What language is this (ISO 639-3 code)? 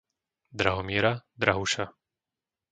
slk